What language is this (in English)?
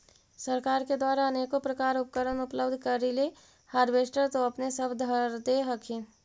Magahi